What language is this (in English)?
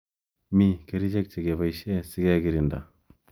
Kalenjin